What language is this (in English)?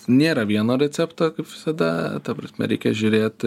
Lithuanian